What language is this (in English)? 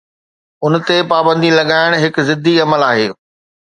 Sindhi